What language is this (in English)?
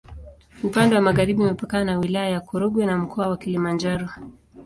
Swahili